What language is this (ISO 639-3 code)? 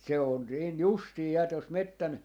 fin